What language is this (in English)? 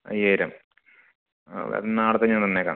Malayalam